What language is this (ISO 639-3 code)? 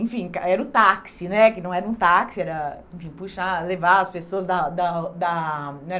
por